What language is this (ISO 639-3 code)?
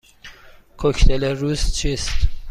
fas